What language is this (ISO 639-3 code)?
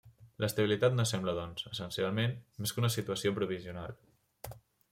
cat